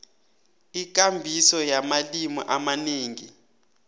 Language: South Ndebele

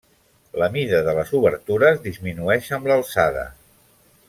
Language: Catalan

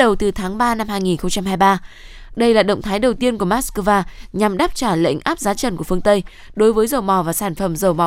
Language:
Vietnamese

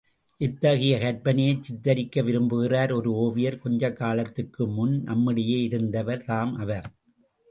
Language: Tamil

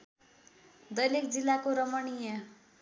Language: Nepali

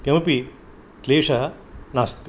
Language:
Sanskrit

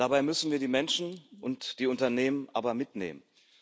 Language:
German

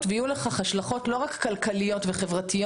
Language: Hebrew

